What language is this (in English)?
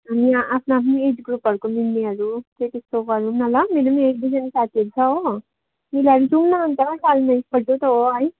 Nepali